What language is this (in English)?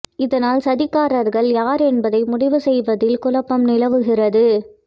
Tamil